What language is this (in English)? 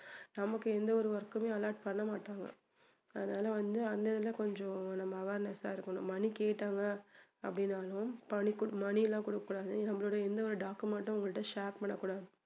Tamil